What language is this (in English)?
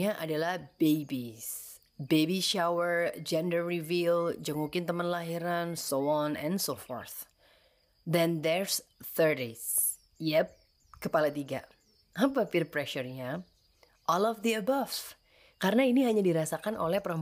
Indonesian